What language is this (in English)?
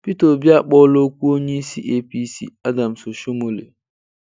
Igbo